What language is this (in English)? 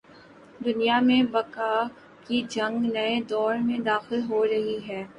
Urdu